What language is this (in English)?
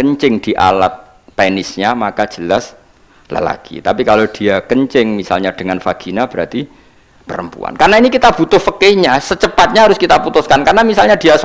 Indonesian